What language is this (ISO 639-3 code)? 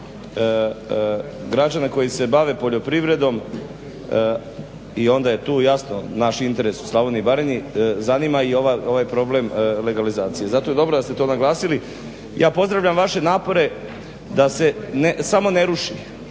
hrv